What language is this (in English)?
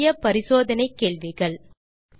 Tamil